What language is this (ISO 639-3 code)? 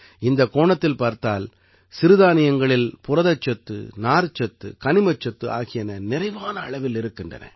tam